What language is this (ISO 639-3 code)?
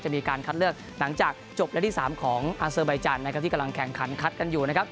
tha